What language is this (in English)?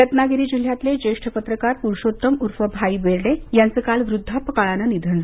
Marathi